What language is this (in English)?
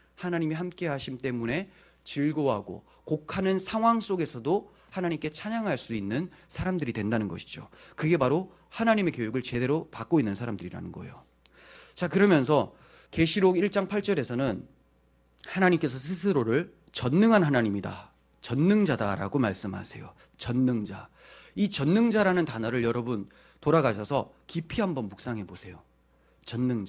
Korean